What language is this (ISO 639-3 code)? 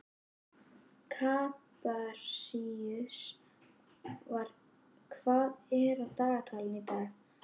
isl